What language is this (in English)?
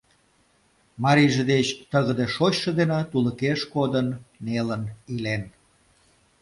Mari